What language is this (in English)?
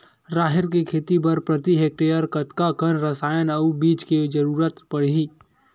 Chhattisgarhi